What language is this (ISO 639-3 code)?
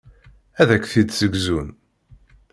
kab